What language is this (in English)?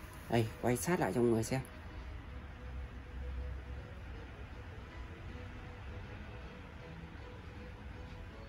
Vietnamese